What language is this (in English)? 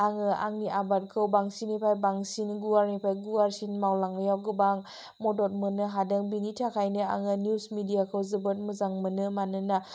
Bodo